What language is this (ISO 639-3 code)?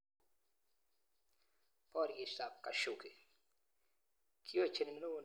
kln